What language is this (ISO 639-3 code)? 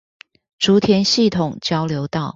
zho